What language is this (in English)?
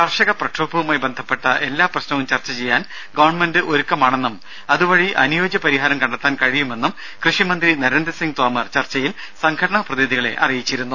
Malayalam